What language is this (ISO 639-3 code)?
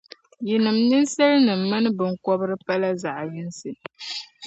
dag